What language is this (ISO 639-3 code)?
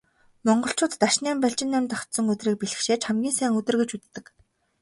mon